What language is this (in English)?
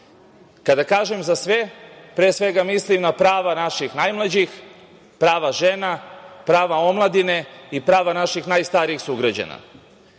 Serbian